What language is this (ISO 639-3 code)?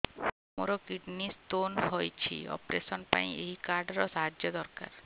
ori